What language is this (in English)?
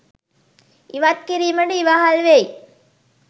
Sinhala